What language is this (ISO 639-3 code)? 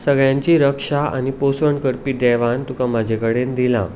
kok